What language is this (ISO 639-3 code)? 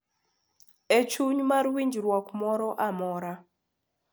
luo